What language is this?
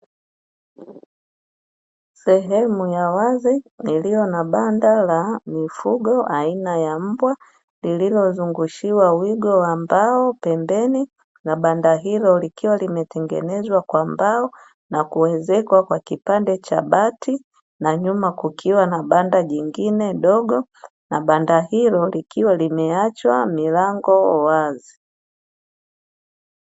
Swahili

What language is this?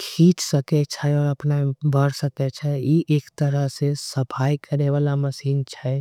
Angika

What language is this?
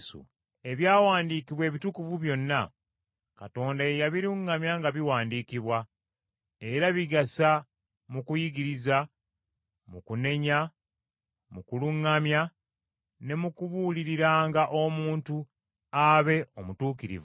Ganda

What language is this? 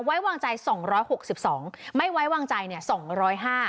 Thai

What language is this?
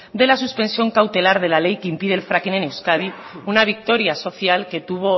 Spanish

